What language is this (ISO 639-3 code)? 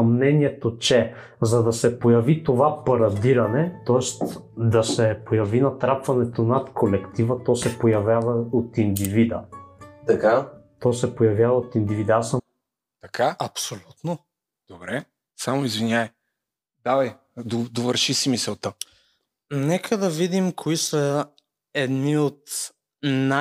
bul